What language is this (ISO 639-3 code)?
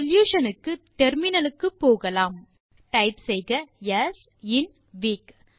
tam